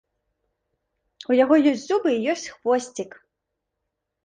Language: Belarusian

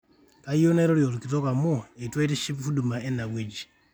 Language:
Masai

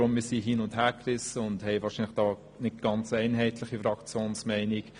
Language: Swiss German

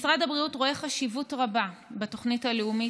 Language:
Hebrew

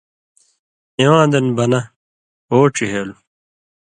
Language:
Indus Kohistani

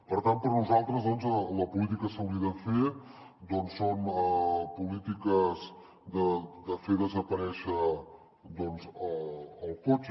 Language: Catalan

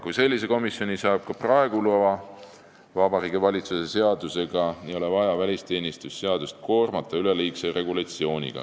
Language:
Estonian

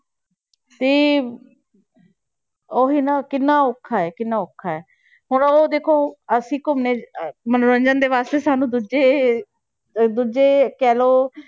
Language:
Punjabi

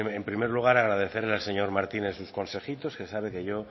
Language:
Spanish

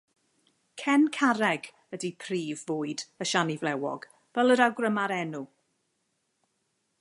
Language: Welsh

